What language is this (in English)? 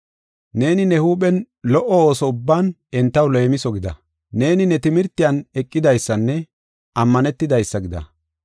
Gofa